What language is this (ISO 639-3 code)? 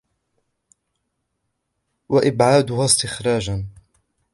ara